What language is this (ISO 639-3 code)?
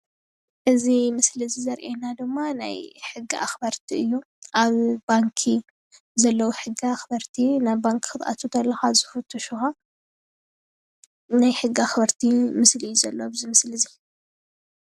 tir